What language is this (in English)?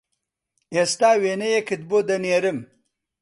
Central Kurdish